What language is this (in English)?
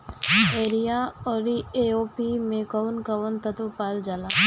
Bhojpuri